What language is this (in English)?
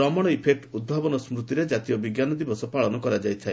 Odia